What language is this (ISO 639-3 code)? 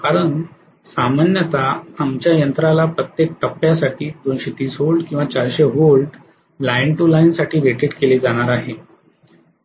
mar